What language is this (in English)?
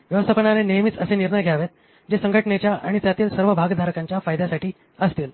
Marathi